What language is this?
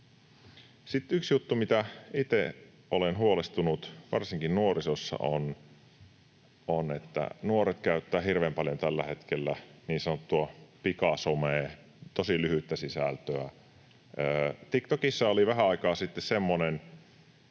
Finnish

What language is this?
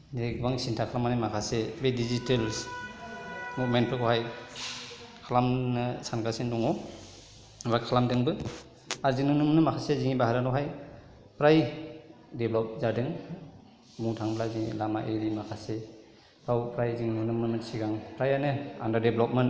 Bodo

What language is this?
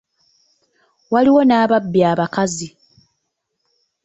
Ganda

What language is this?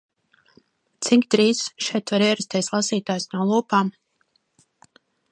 Latvian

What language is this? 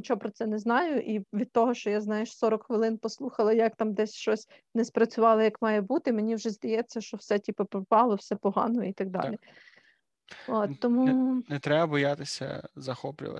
Ukrainian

